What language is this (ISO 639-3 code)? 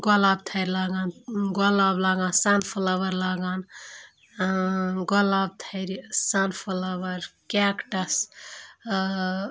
kas